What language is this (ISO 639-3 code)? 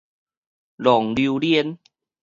nan